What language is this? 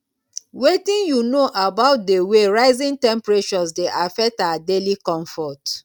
Nigerian Pidgin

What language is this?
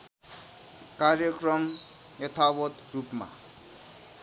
Nepali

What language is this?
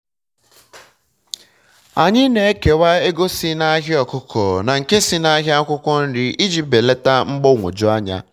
Igbo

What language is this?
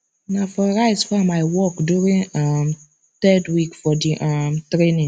Nigerian Pidgin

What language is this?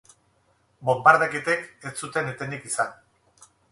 Basque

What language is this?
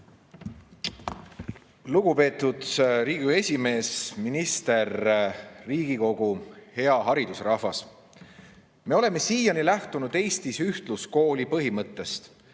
Estonian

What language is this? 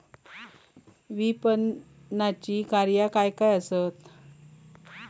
Marathi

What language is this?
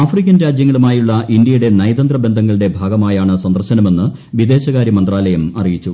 Malayalam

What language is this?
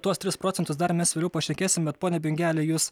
Lithuanian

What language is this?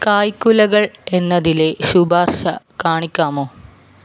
Malayalam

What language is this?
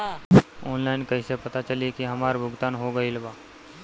Bhojpuri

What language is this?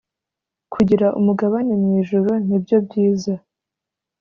Kinyarwanda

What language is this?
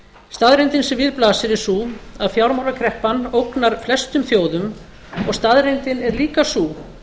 Icelandic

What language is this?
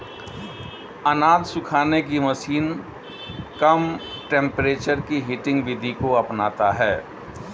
Hindi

